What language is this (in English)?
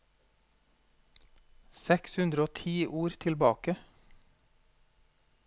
Norwegian